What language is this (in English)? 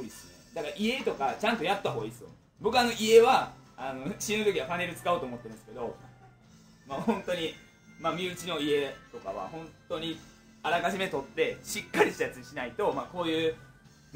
Japanese